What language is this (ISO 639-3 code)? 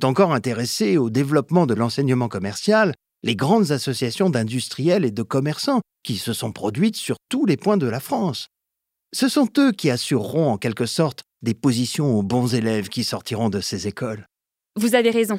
fra